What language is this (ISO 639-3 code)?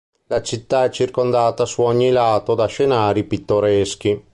ita